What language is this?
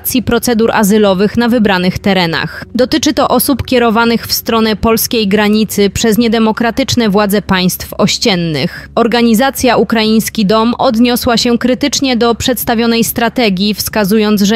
Polish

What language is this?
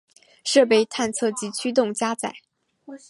Chinese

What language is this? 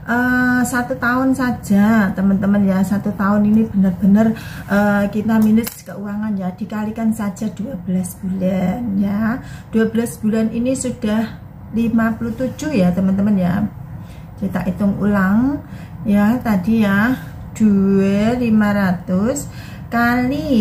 Indonesian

